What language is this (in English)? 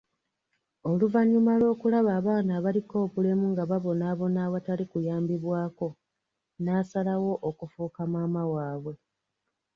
Ganda